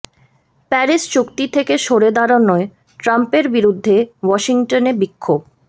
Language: Bangla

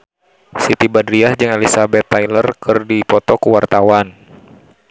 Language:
Sundanese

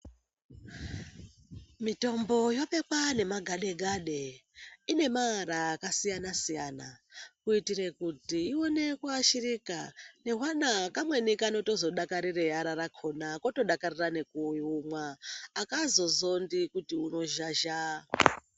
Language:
Ndau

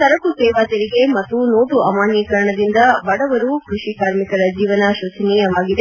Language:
Kannada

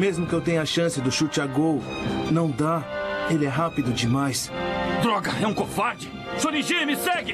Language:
Portuguese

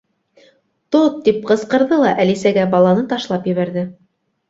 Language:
Bashkir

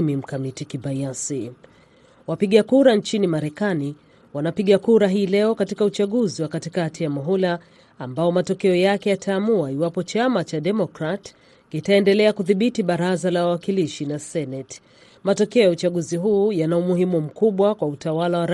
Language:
Swahili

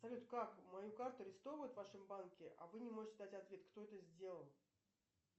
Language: Russian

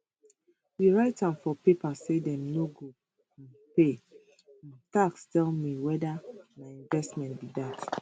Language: Nigerian Pidgin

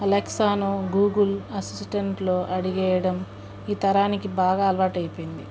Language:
Telugu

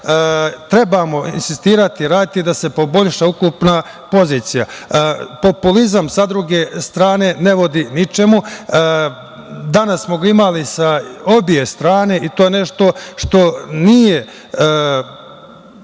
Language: Serbian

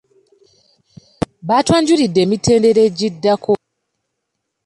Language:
Ganda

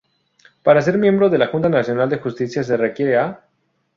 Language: Spanish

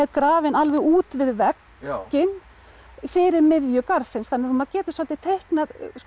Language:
Icelandic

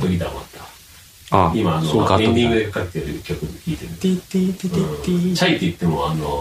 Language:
Japanese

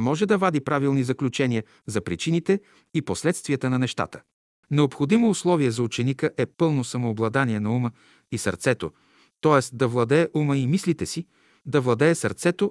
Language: Bulgarian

